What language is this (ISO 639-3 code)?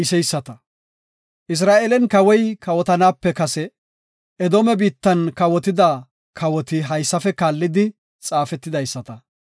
gof